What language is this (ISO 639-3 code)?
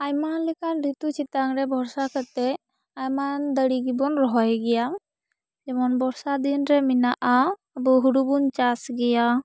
sat